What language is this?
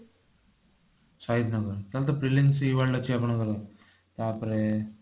Odia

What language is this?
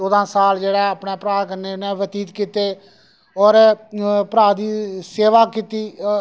Dogri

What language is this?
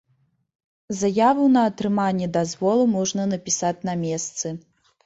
Belarusian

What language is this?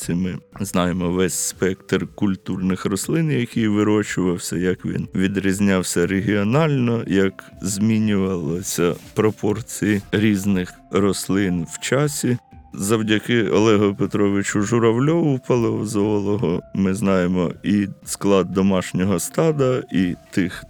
Ukrainian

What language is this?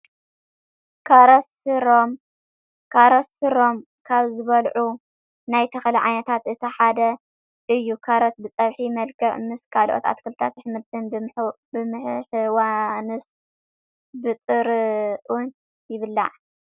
Tigrinya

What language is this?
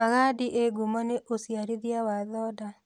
Kikuyu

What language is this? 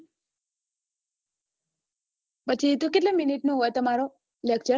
Gujarati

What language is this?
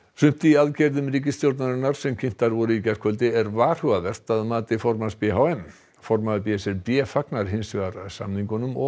Icelandic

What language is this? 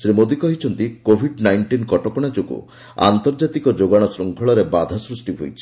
Odia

